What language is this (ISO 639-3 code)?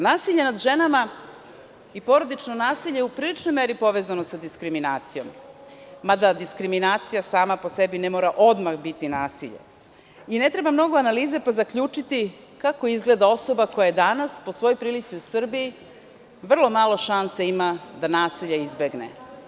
srp